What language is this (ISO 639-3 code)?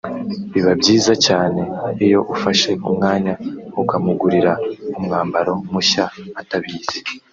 kin